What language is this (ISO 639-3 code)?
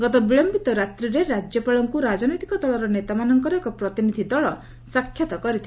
ori